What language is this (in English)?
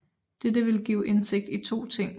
Danish